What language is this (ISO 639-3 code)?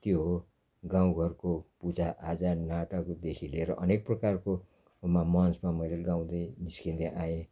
nep